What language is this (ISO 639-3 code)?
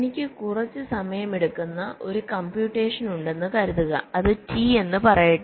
mal